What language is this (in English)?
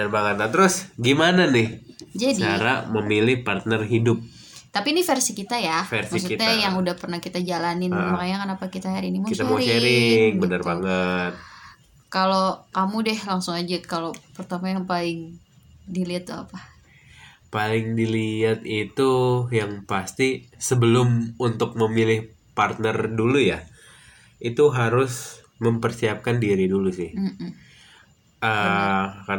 Indonesian